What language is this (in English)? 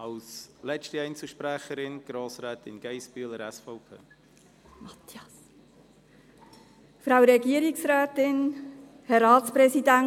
Swiss German